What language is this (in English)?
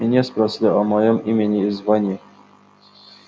Russian